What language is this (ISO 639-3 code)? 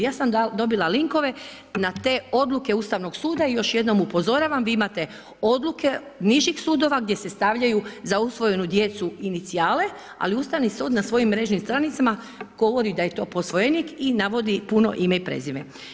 hrv